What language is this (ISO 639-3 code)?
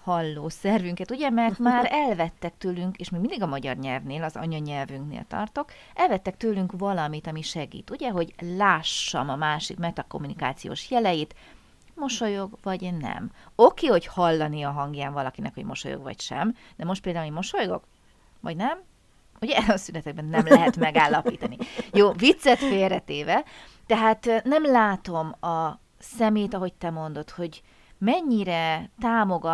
hun